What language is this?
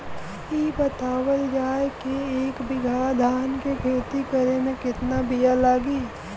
Bhojpuri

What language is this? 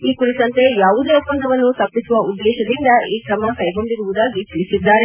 Kannada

